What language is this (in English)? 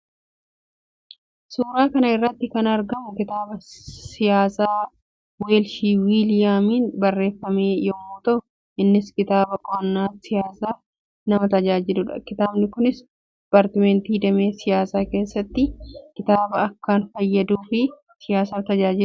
Oromo